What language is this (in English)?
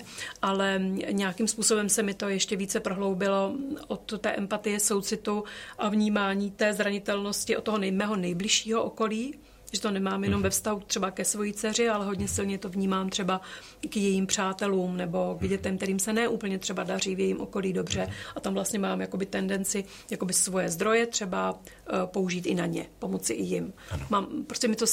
Czech